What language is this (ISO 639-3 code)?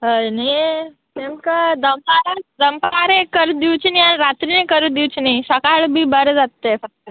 kok